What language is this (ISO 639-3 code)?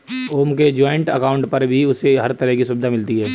hin